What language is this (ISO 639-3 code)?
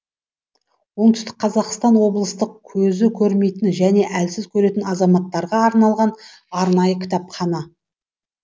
kaz